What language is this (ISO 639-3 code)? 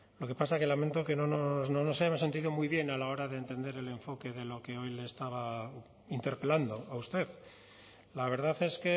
spa